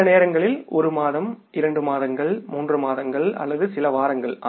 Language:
Tamil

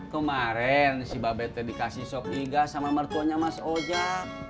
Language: Indonesian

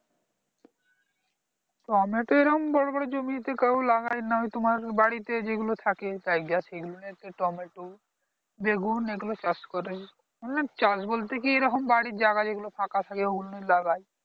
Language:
Bangla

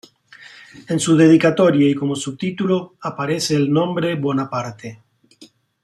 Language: Spanish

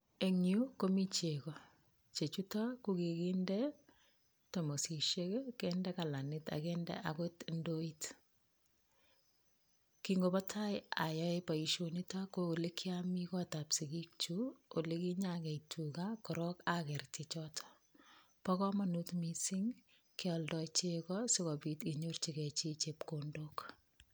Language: Kalenjin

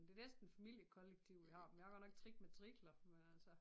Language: Danish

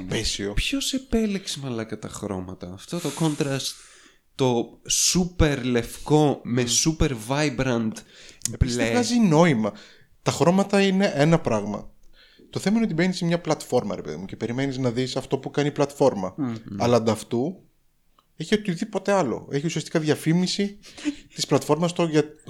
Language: Greek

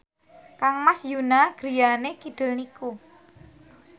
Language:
Javanese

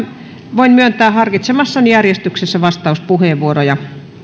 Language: Finnish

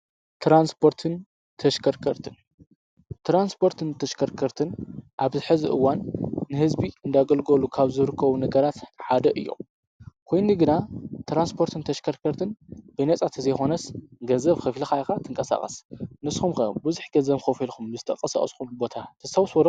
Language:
Tigrinya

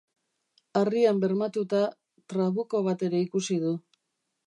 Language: Basque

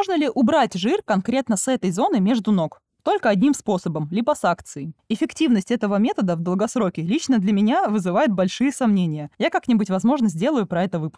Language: Russian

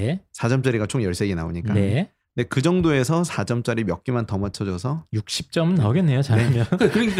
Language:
Korean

